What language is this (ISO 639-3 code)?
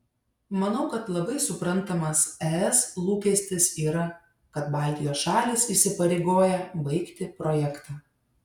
lit